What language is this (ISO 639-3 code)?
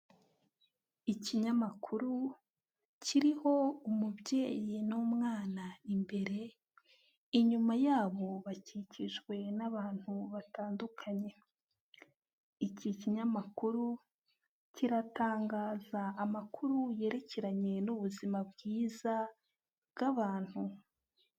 kin